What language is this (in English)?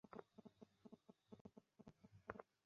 Bangla